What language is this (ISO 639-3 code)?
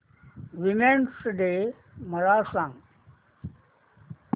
mar